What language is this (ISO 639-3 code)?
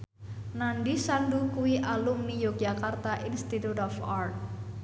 jav